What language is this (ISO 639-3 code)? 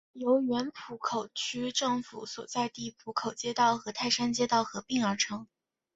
zho